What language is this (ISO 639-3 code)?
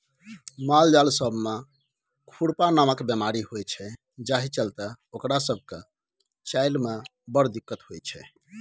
mai